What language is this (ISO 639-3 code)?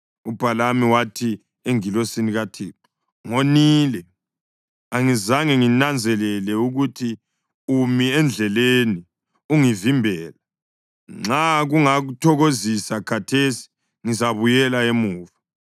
nde